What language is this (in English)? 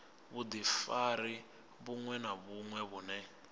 Venda